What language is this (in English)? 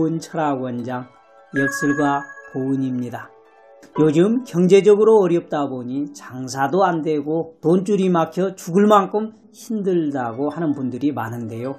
Korean